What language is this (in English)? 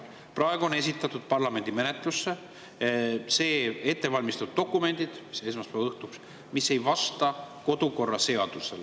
Estonian